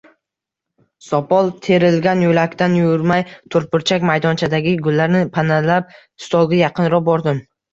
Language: Uzbek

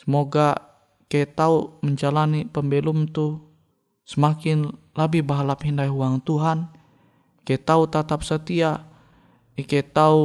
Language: Indonesian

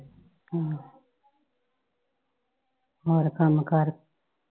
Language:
Punjabi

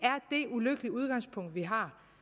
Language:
Danish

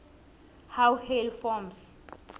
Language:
South Ndebele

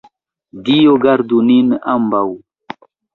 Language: Esperanto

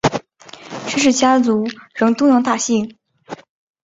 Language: Chinese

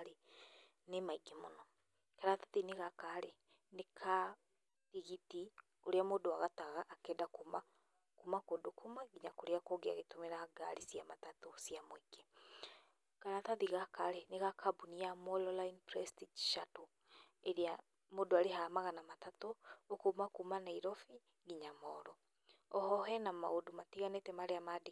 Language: Kikuyu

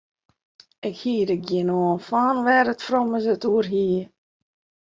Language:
Western Frisian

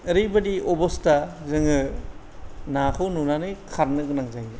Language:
Bodo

